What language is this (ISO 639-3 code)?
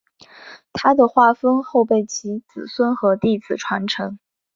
zho